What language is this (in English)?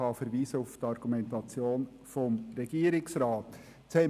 Swiss German